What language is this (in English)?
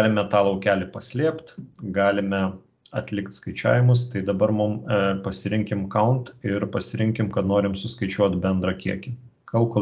Lithuanian